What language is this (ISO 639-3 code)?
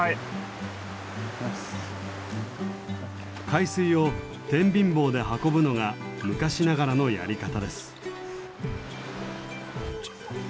jpn